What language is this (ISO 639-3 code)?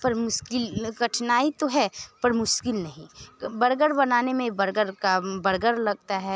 hin